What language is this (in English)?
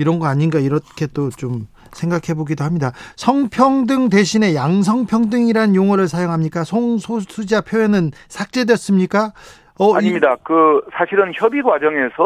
Korean